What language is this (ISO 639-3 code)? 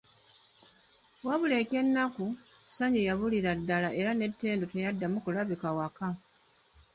lug